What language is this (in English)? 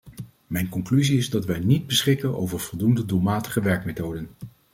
Dutch